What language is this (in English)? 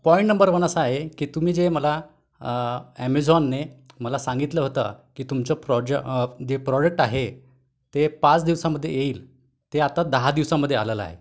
Marathi